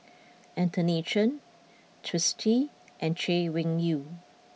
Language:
English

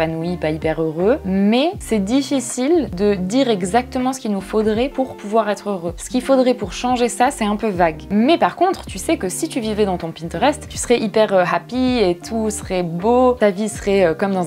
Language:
French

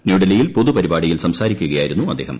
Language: Malayalam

